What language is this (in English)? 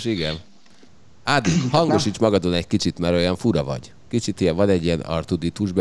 Hungarian